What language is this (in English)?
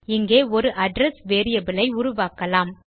Tamil